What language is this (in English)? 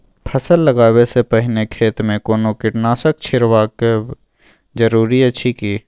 Maithili